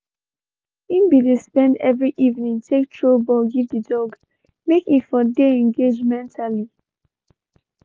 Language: Nigerian Pidgin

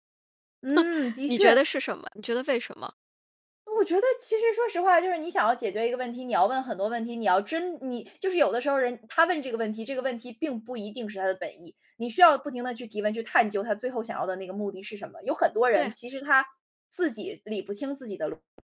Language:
Chinese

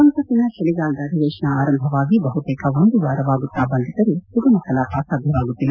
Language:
Kannada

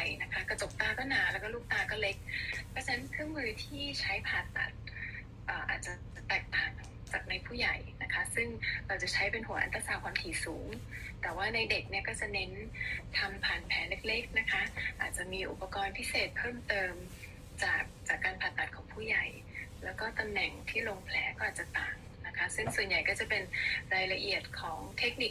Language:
Thai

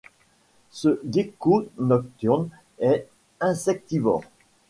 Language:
French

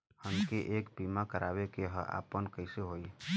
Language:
Bhojpuri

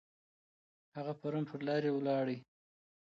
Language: Pashto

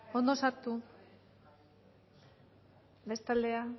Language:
Basque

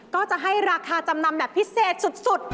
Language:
Thai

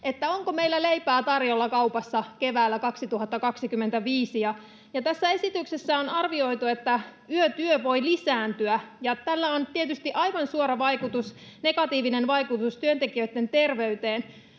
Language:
Finnish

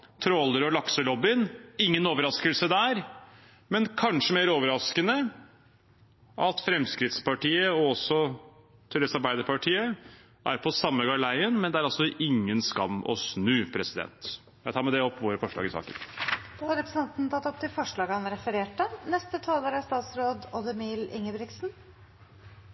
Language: Norwegian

